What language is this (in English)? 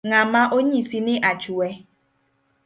Luo (Kenya and Tanzania)